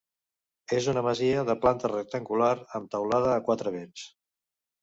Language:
Catalan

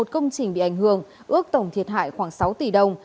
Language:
Vietnamese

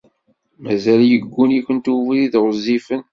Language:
Kabyle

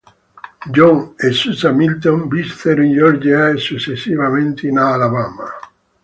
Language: Italian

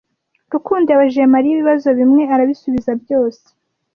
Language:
Kinyarwanda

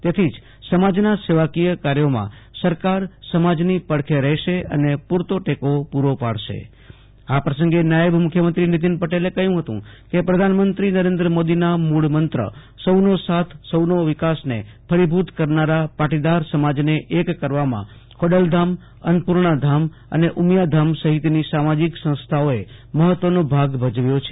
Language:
Gujarati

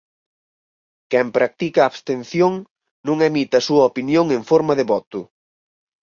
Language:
Galician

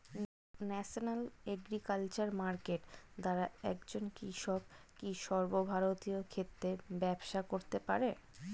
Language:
Bangla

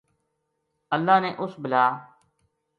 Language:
Gujari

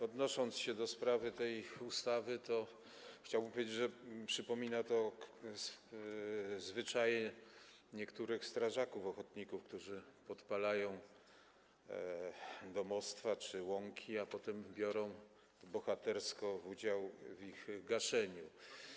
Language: Polish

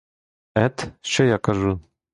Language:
Ukrainian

